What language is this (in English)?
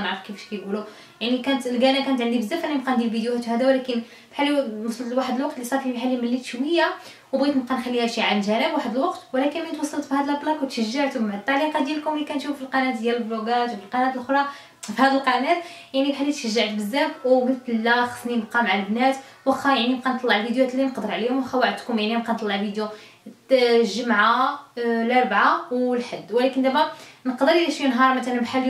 Arabic